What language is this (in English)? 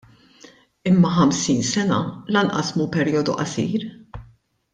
Maltese